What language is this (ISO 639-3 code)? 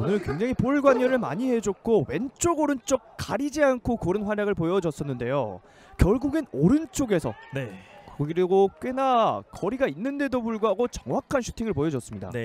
kor